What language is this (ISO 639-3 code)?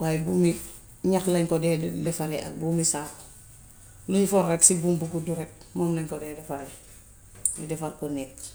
wof